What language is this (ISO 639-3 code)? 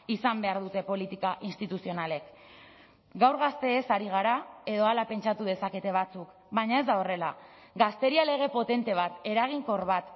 eus